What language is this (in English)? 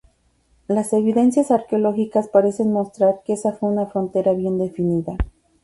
Spanish